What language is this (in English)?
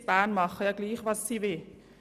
Swiss German